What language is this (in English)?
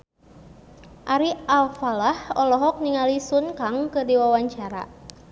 Sundanese